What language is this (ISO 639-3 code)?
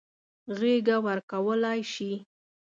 pus